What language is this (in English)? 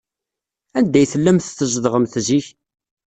Kabyle